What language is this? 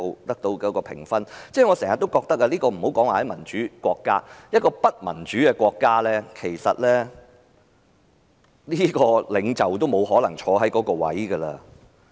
Cantonese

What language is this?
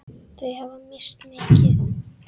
Icelandic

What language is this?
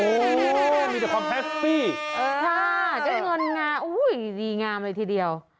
Thai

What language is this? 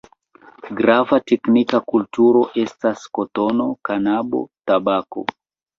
Esperanto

